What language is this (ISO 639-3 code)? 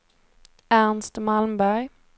swe